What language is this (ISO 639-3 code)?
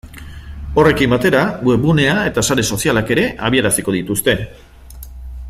eus